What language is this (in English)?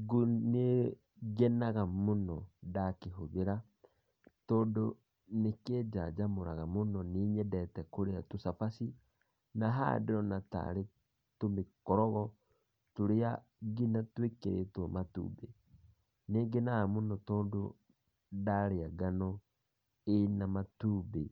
Kikuyu